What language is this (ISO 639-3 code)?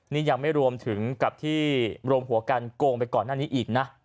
tha